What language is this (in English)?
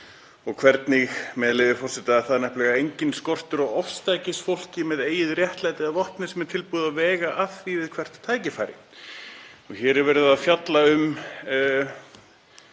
Icelandic